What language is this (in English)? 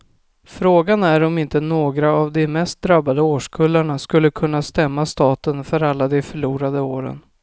Swedish